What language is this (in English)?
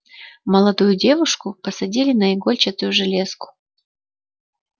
Russian